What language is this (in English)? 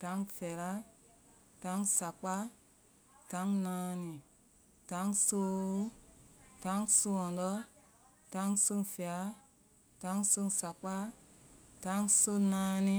Vai